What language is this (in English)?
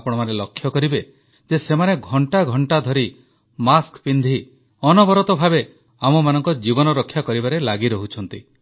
Odia